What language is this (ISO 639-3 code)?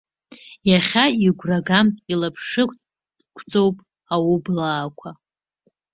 abk